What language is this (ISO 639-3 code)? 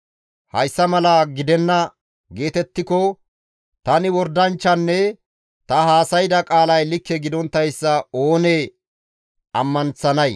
gmv